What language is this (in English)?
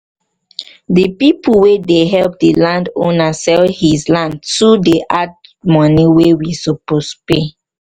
Nigerian Pidgin